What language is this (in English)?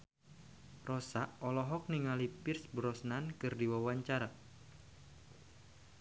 Sundanese